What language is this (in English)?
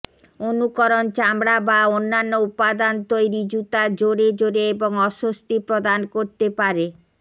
Bangla